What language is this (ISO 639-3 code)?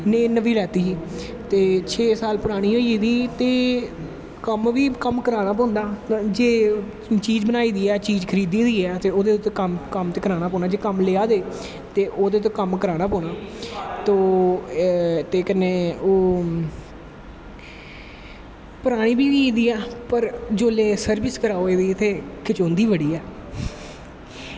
doi